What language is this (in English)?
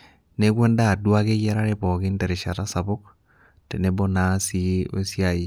Masai